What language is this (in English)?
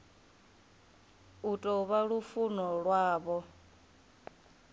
Venda